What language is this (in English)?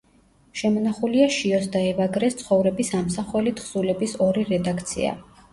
Georgian